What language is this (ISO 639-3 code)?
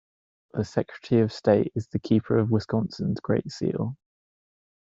eng